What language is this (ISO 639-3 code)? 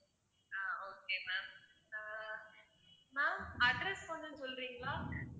tam